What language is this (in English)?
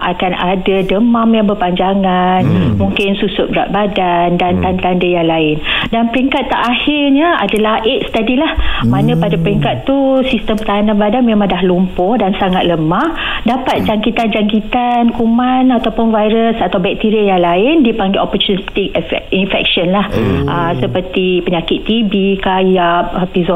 Malay